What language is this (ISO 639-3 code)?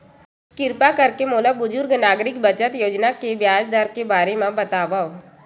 hne